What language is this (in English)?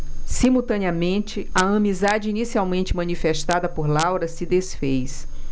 Portuguese